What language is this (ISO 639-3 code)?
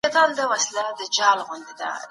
pus